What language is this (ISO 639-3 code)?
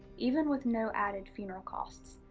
eng